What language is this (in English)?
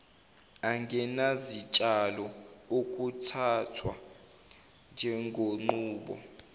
Zulu